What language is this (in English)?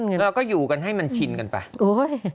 Thai